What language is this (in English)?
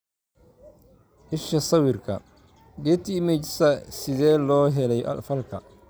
Somali